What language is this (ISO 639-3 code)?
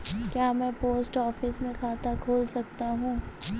hin